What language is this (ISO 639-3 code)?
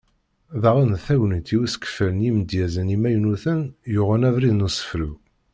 kab